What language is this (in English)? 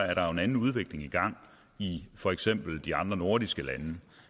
Danish